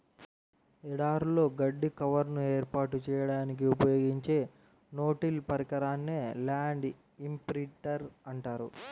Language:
Telugu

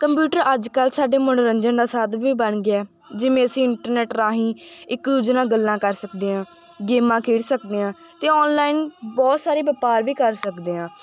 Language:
Punjabi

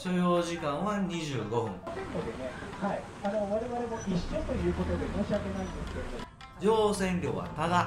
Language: Japanese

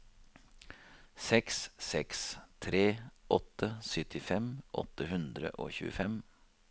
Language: Norwegian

